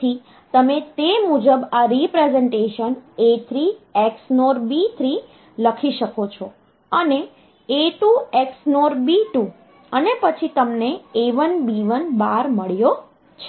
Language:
Gujarati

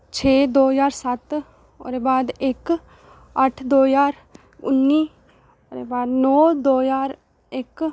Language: Dogri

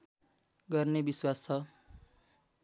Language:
Nepali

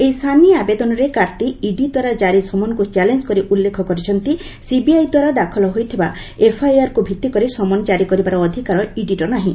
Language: Odia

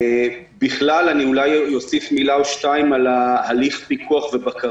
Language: Hebrew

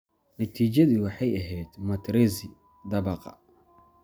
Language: Somali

